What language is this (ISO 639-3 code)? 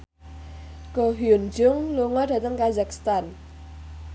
jav